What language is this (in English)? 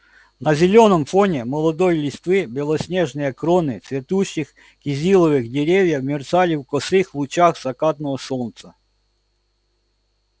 Russian